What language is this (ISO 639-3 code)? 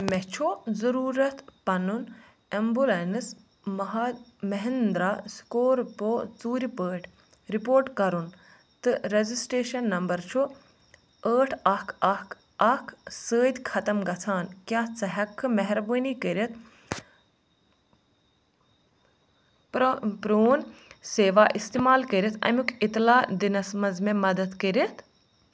kas